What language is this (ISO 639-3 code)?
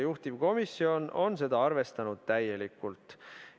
est